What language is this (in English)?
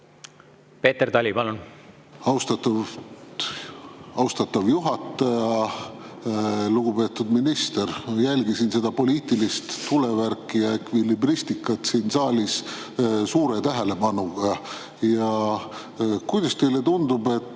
Estonian